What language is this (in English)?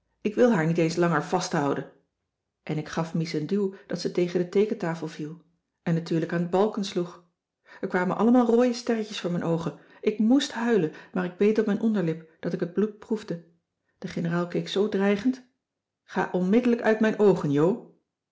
Dutch